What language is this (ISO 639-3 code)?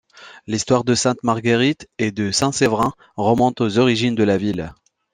fra